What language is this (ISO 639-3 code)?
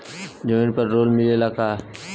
bho